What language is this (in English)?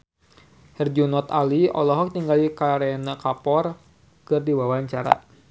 Sundanese